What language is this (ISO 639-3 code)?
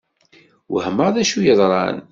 kab